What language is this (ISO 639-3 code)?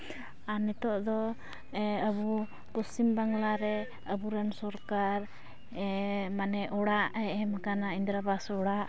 sat